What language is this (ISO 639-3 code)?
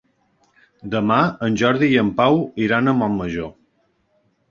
cat